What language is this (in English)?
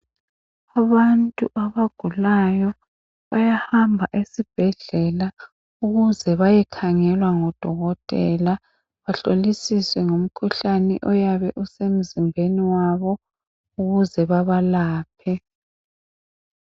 North Ndebele